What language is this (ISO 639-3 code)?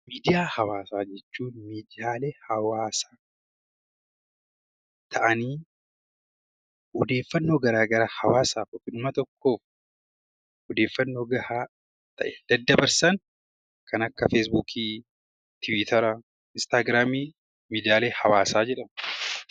orm